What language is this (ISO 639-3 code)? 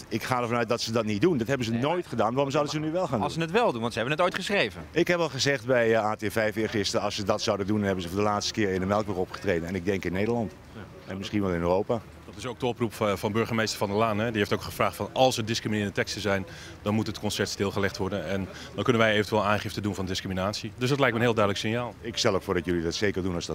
nld